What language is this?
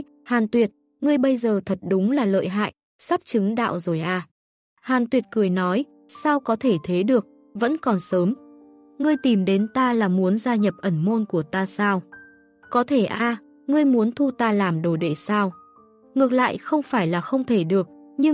Vietnamese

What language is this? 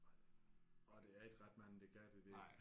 Danish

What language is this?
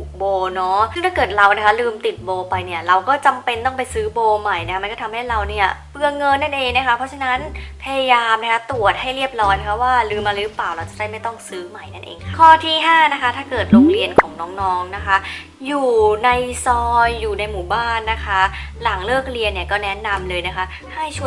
Thai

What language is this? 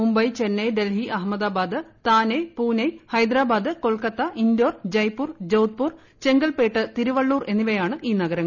Malayalam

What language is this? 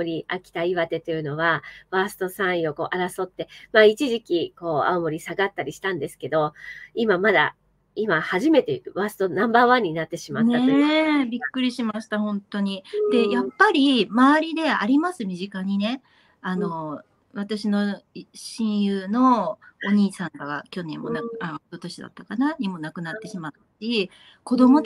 Japanese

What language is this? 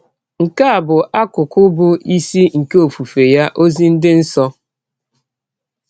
Igbo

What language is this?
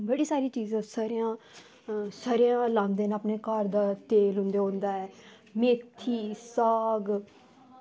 Dogri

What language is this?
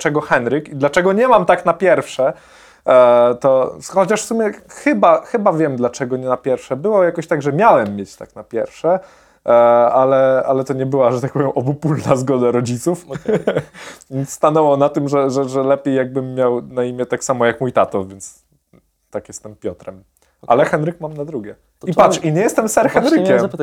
Polish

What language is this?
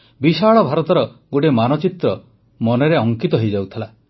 Odia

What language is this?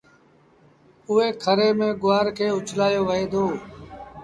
Sindhi Bhil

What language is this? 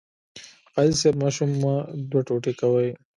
Pashto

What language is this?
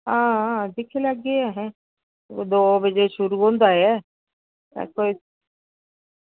Dogri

